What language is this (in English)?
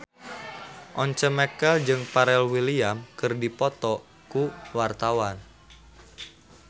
Sundanese